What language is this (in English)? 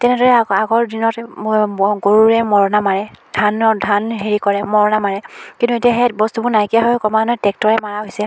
Assamese